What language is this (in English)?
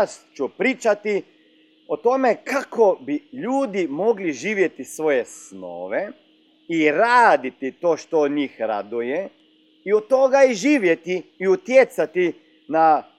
Croatian